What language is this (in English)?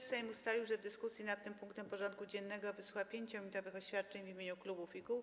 Polish